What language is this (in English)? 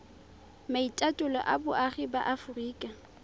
Tswana